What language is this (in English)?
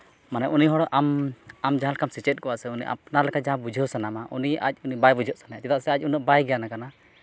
Santali